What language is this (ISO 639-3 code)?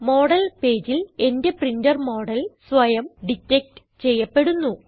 mal